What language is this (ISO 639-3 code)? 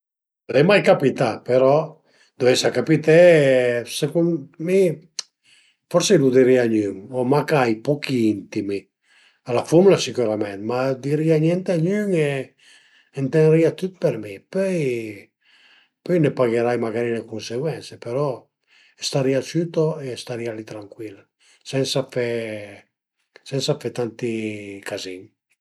pms